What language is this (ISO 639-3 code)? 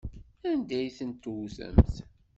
kab